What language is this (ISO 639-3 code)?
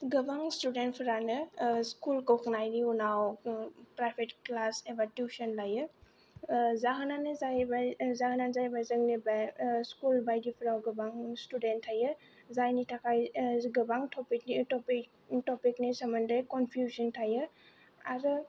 brx